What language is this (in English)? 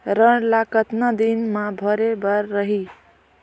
Chhattisgarhi